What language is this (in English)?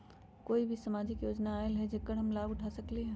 Magahi